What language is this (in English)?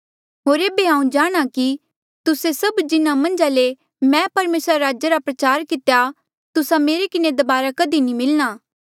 Mandeali